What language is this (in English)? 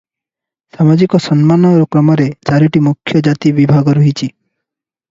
Odia